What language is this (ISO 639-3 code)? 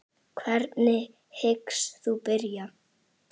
isl